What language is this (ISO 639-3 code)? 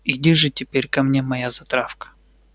rus